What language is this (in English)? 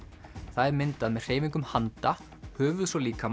Icelandic